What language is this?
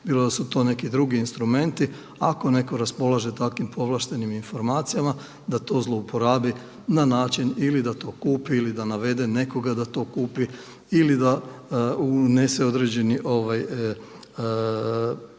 Croatian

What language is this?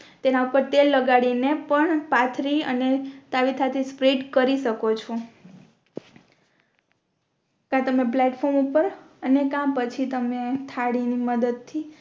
Gujarati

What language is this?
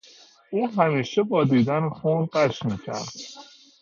Persian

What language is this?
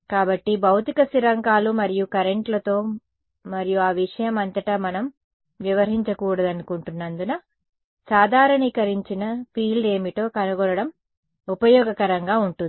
Telugu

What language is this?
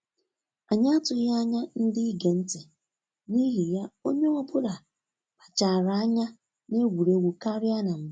Igbo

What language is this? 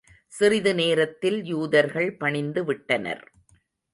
Tamil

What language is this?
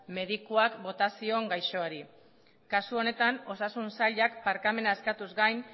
Basque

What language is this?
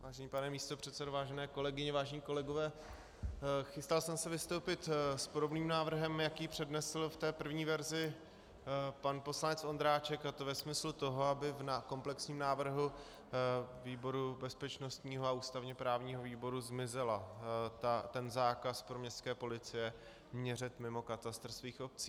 Czech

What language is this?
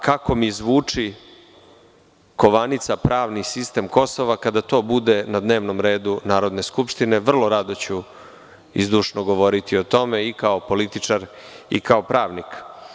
Serbian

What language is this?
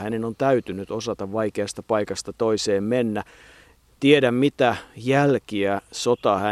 Finnish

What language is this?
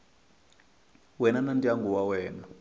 Tsonga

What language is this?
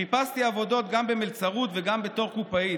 Hebrew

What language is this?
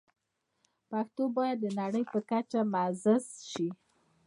Pashto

